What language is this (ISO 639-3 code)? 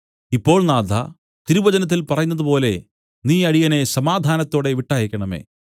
mal